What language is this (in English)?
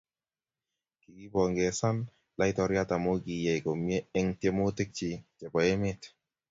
Kalenjin